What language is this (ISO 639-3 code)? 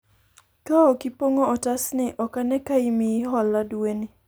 luo